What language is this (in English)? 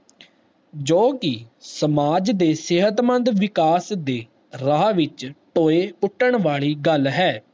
Punjabi